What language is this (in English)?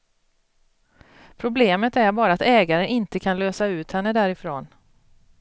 Swedish